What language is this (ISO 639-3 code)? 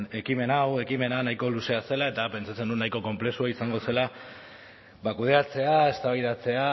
eus